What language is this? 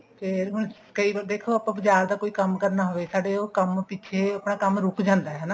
Punjabi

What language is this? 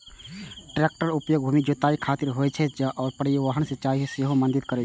Maithili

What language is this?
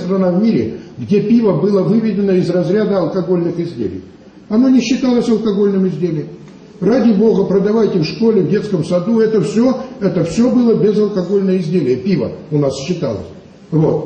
Russian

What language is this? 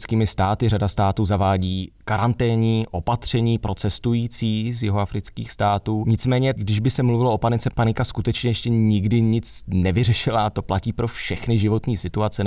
Czech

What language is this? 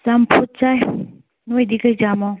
Manipuri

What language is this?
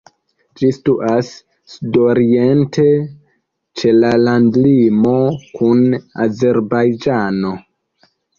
Esperanto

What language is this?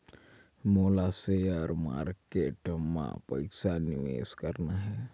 Chhattisgarhi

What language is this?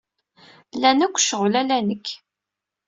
Kabyle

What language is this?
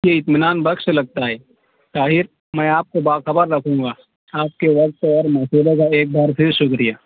Urdu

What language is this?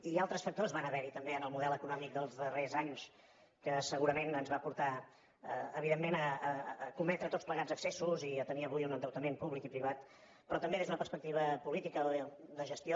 Catalan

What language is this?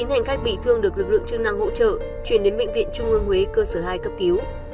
Vietnamese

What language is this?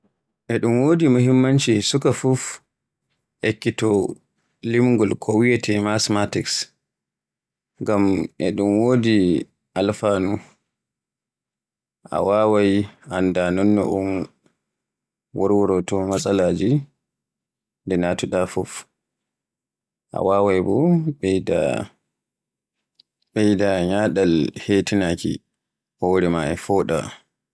Borgu Fulfulde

